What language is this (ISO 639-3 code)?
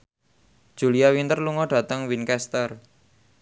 jav